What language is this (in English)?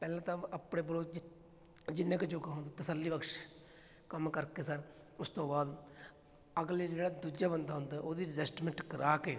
Punjabi